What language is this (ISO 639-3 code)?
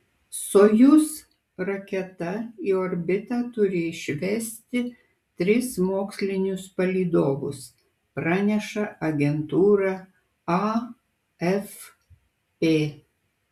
lit